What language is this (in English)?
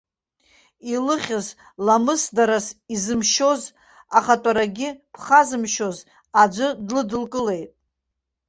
Abkhazian